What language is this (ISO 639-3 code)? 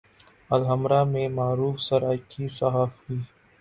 urd